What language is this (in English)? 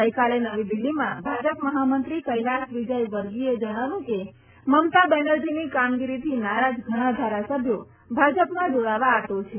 Gujarati